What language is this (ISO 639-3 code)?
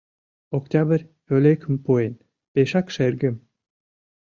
chm